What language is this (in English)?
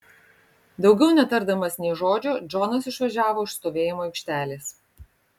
Lithuanian